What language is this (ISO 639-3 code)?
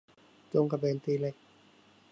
tha